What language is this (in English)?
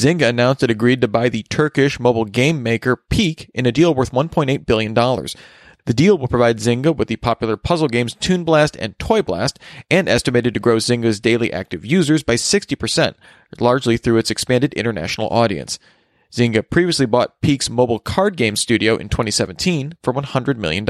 English